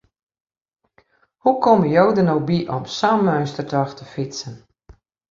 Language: Western Frisian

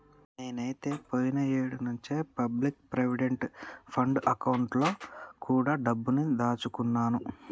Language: Telugu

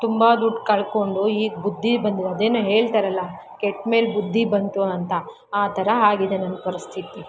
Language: Kannada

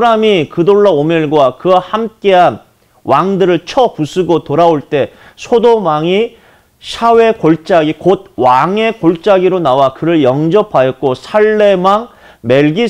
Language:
Korean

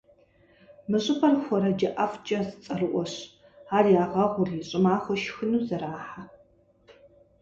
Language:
Kabardian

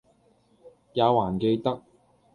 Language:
Cantonese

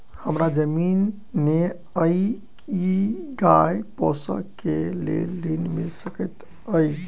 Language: Maithili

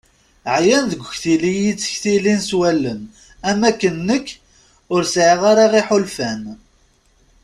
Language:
Kabyle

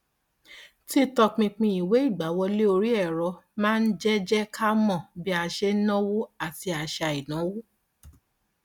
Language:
Yoruba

